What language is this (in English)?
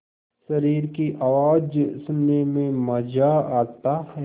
Hindi